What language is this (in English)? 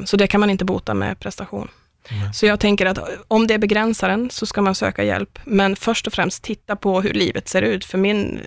Swedish